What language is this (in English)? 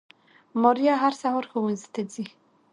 Pashto